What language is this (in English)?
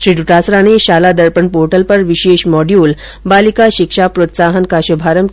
Hindi